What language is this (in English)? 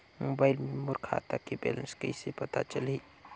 Chhattisgarhi